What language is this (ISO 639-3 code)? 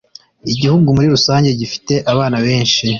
kin